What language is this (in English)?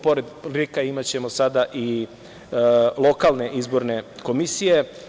Serbian